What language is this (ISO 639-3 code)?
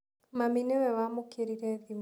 kik